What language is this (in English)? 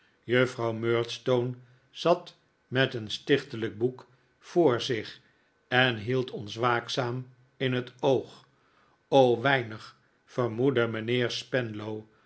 Dutch